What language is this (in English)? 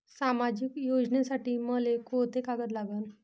Marathi